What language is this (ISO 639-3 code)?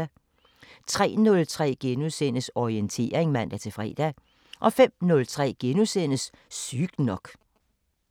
dan